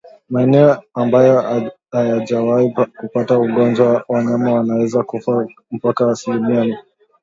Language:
Swahili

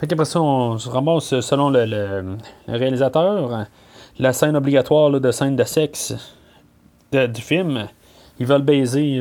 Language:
French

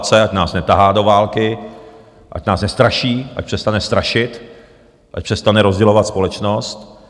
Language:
Czech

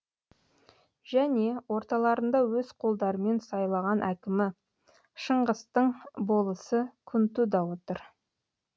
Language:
Kazakh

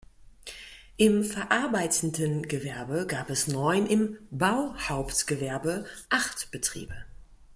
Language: German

